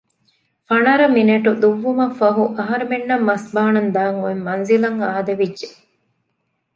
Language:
Divehi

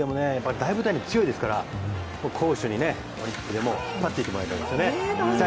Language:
Japanese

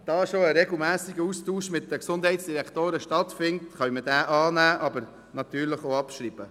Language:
Swiss German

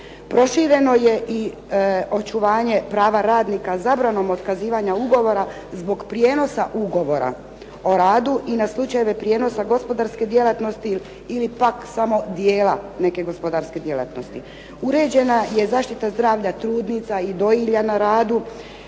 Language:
Croatian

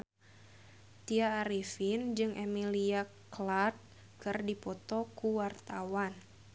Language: Sundanese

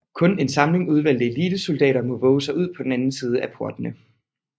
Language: Danish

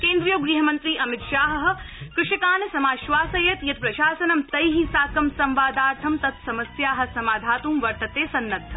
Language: Sanskrit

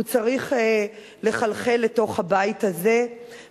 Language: Hebrew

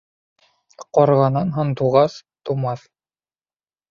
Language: Bashkir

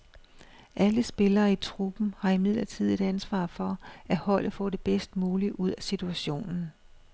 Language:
Danish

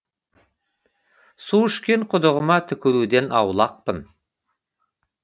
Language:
Kazakh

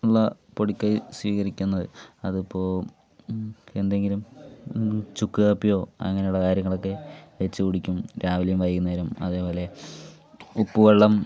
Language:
Malayalam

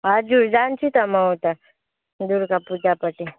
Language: Nepali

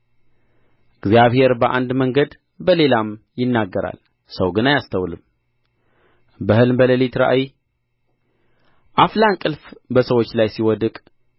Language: Amharic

